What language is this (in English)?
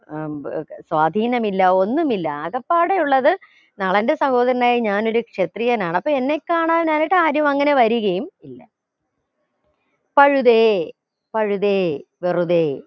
Malayalam